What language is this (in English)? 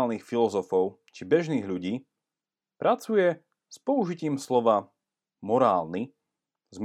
Slovak